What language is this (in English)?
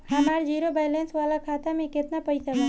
Bhojpuri